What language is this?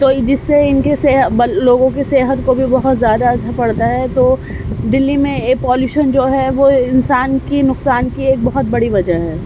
Urdu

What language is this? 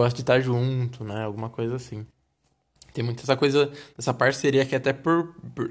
Portuguese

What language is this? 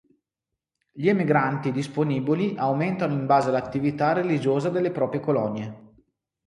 Italian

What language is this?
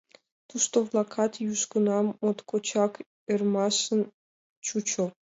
Mari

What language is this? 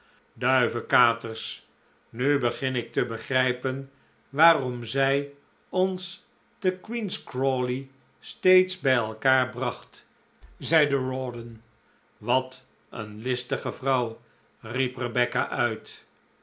Dutch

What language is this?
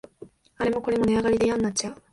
Japanese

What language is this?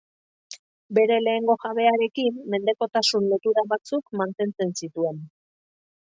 Basque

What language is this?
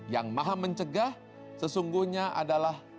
Indonesian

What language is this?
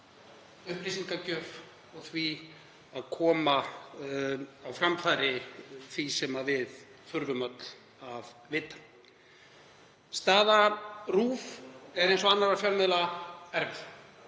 Icelandic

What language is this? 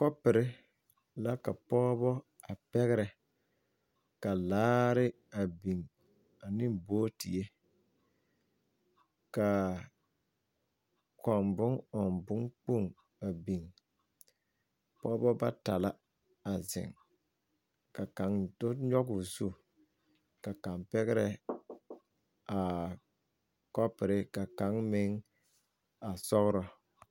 Southern Dagaare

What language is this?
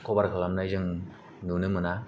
Bodo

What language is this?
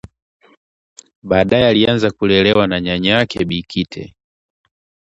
Swahili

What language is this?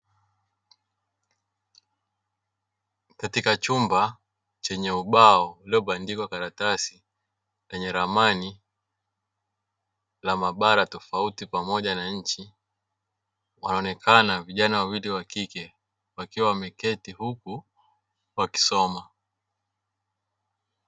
Swahili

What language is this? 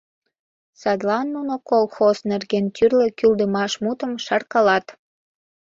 Mari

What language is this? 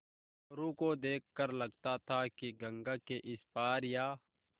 Hindi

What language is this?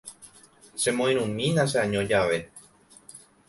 Guarani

